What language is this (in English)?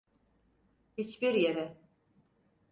Turkish